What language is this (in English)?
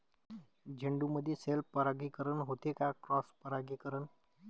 Marathi